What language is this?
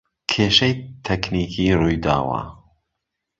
Central Kurdish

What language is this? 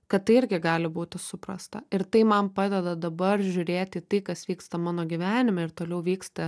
Lithuanian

